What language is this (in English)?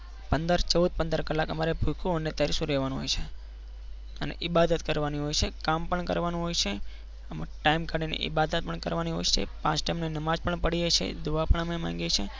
Gujarati